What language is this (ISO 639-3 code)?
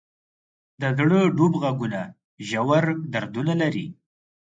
pus